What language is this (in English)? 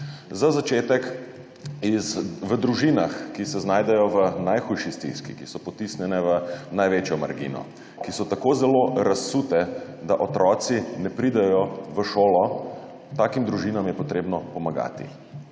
Slovenian